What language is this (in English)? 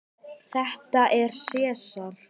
Icelandic